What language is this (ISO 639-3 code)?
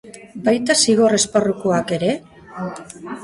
eus